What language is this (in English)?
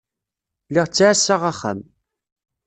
Kabyle